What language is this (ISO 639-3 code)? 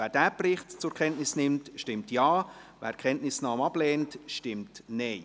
gsw